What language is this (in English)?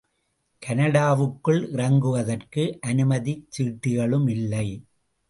Tamil